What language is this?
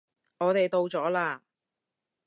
Cantonese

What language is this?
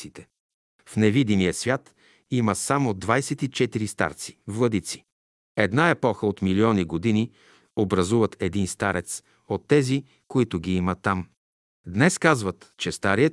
Bulgarian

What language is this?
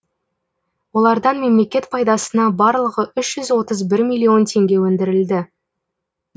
Kazakh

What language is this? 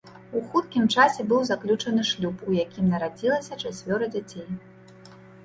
Belarusian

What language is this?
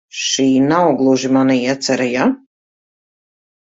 Latvian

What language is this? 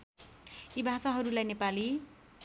Nepali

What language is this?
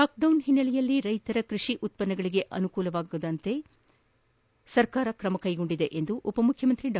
Kannada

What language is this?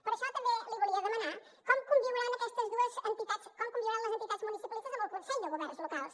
Catalan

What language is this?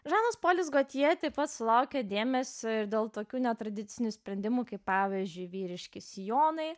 Lithuanian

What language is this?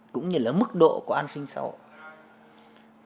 Vietnamese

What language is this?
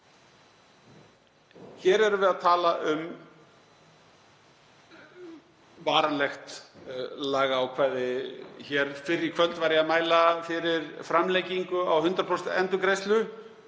Icelandic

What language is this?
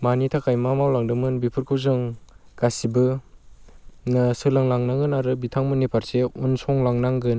Bodo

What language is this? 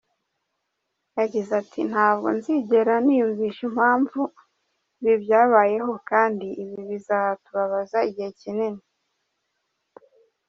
Kinyarwanda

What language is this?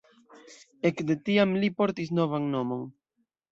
Esperanto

